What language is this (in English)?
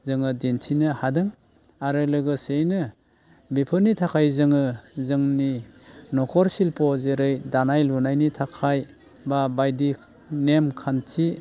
Bodo